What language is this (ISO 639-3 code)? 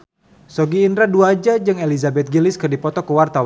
sun